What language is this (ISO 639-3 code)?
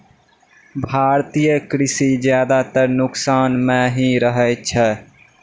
mai